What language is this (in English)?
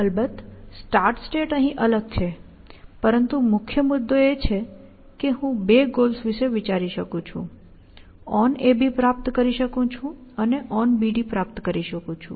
Gujarati